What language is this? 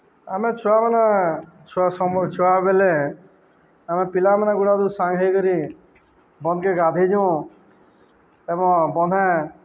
Odia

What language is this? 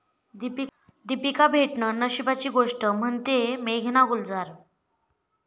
Marathi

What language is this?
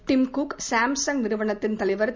Tamil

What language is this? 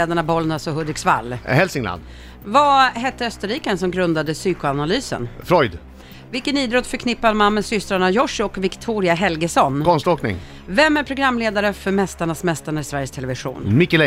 Swedish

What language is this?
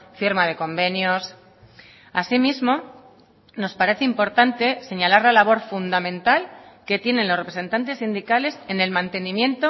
Spanish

